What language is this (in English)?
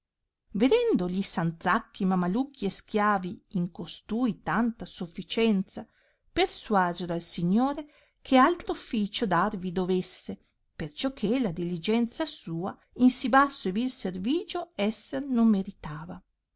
Italian